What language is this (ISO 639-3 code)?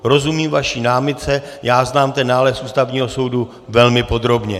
ces